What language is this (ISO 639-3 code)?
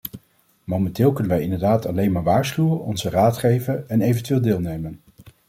nld